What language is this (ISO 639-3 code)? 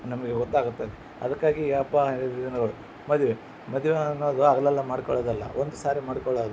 kan